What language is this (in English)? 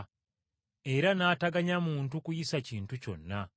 Ganda